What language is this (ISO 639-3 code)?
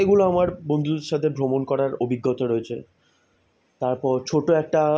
ben